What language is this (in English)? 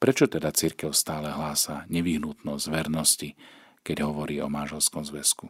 Slovak